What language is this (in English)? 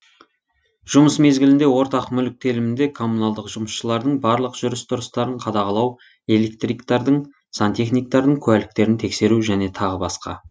Kazakh